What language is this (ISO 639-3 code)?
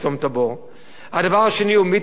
heb